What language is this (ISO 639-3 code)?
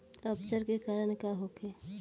bho